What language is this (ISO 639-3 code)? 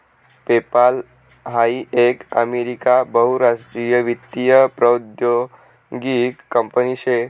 mar